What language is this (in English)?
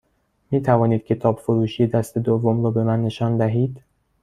Persian